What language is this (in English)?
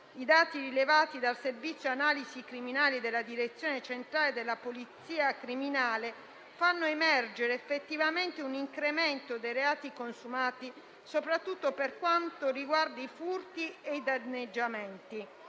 Italian